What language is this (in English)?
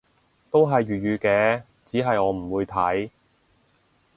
Cantonese